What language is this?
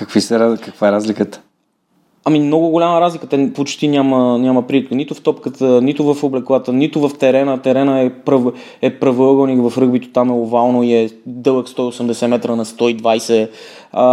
Bulgarian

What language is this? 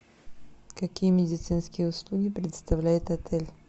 Russian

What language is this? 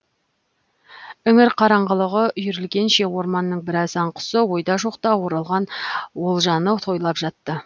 Kazakh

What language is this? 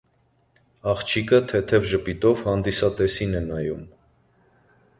Armenian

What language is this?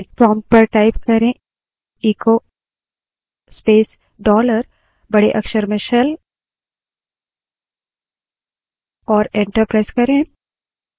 Hindi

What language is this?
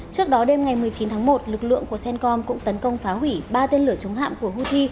Vietnamese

